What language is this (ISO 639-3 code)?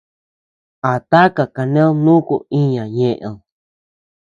cux